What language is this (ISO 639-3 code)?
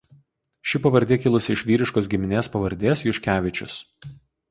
lit